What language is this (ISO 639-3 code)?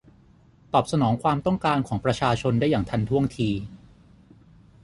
tha